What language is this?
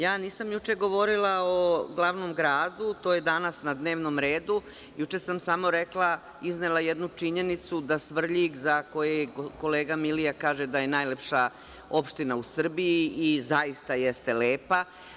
Serbian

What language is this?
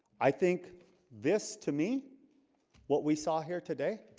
English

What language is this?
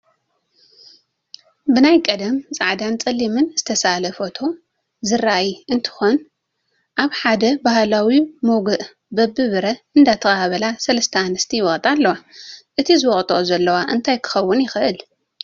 Tigrinya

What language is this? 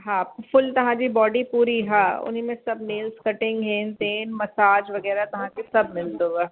Sindhi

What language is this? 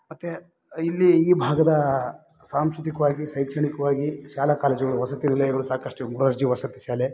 Kannada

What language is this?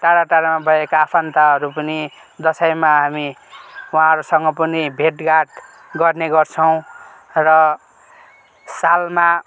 Nepali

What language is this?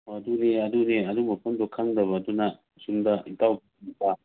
Manipuri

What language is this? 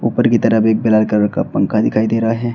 Hindi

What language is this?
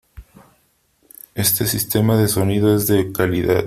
Spanish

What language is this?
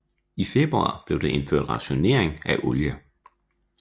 Danish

